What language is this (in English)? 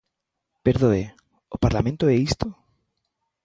Galician